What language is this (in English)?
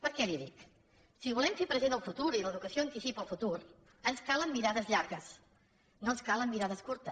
Catalan